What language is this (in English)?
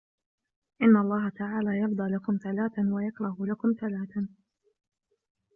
Arabic